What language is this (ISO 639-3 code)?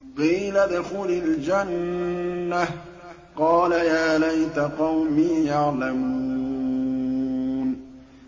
ara